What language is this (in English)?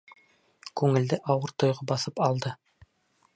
Bashkir